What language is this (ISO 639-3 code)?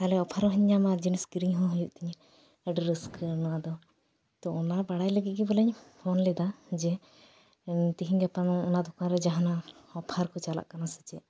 sat